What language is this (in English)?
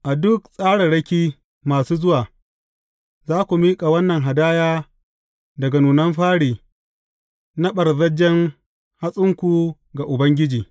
Hausa